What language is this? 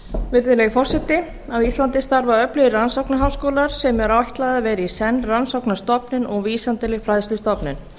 Icelandic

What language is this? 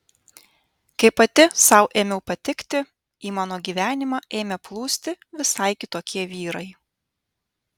Lithuanian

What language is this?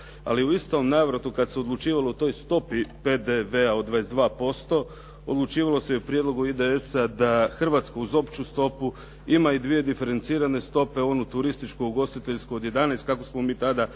Croatian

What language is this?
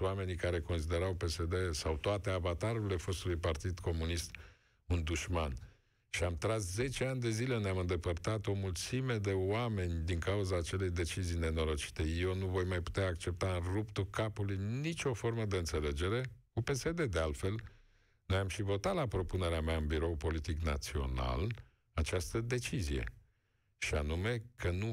Romanian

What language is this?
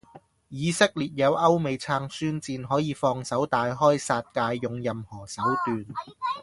Cantonese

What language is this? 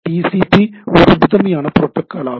Tamil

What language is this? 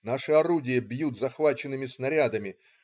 Russian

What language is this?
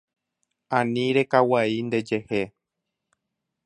Guarani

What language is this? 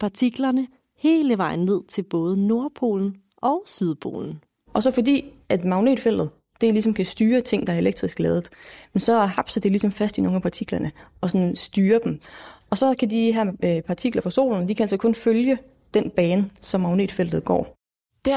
Danish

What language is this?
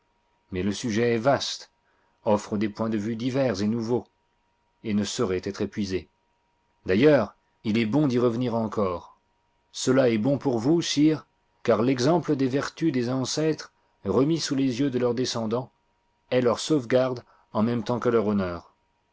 French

